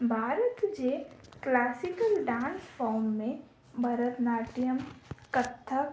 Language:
Sindhi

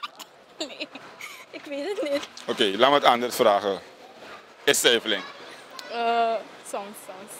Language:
Dutch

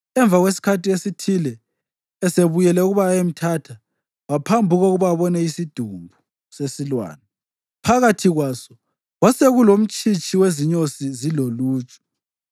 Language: North Ndebele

